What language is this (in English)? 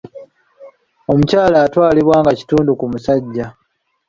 Ganda